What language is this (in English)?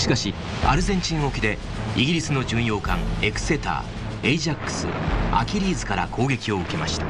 Japanese